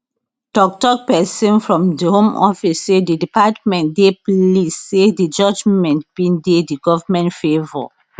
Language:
Nigerian Pidgin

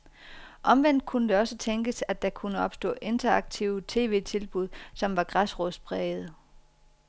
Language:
Danish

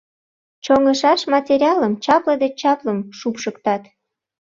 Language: Mari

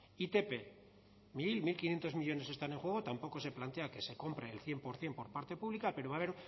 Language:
Spanish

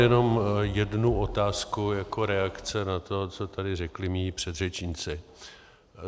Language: Czech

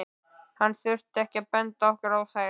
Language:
Icelandic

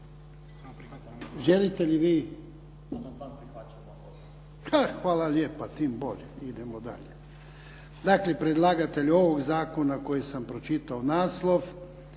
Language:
Croatian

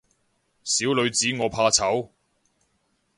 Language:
Cantonese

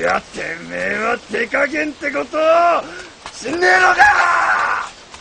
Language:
Japanese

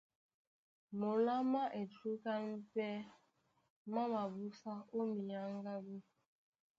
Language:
Duala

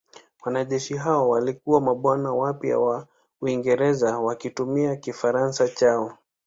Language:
Swahili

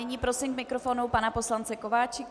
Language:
Czech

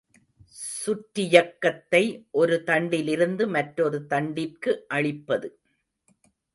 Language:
Tamil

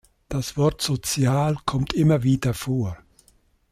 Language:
German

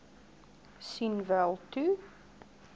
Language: Afrikaans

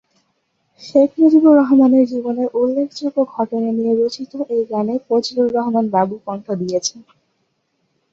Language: Bangla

